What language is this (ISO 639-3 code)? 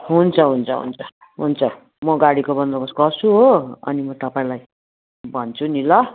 nep